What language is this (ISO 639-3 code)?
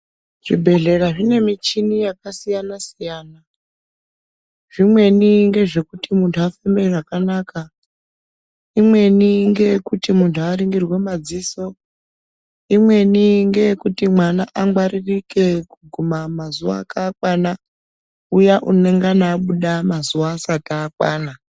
ndc